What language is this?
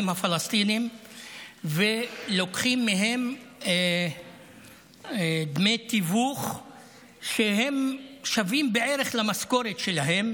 Hebrew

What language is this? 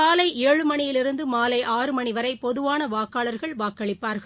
Tamil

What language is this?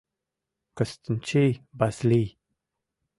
Mari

